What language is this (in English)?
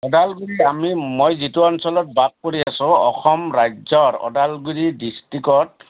Assamese